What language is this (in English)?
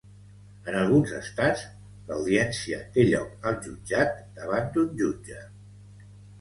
Catalan